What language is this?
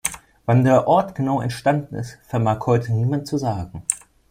German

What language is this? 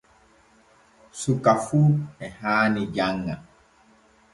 Borgu Fulfulde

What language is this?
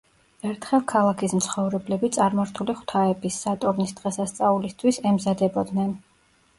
Georgian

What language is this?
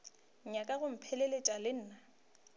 Northern Sotho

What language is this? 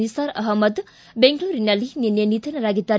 Kannada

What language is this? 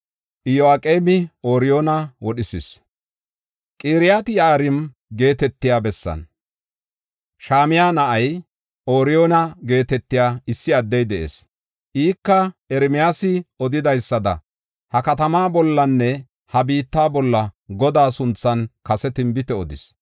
Gofa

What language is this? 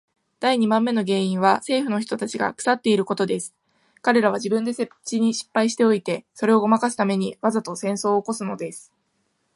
Japanese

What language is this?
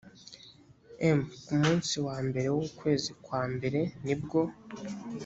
Kinyarwanda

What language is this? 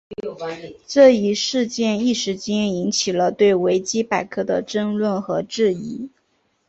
Chinese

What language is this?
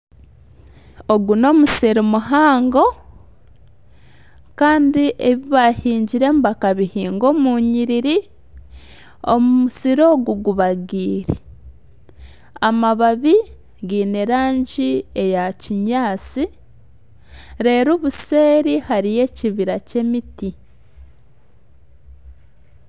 Nyankole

